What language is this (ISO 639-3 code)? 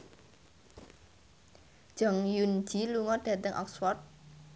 jav